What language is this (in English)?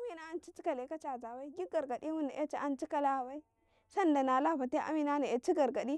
Karekare